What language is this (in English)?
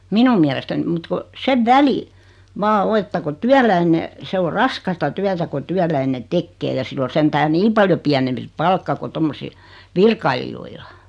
Finnish